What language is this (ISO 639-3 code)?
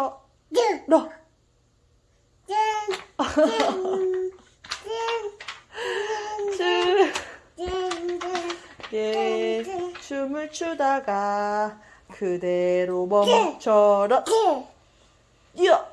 kor